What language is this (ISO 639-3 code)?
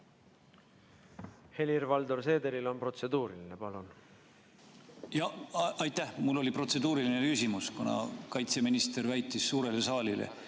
est